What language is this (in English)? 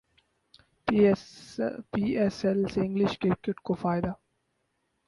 Urdu